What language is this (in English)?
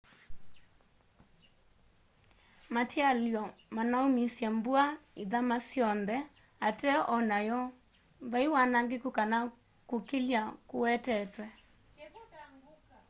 Kamba